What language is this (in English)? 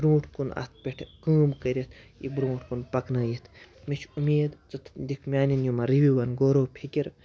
Kashmiri